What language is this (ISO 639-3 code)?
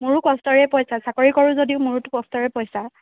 asm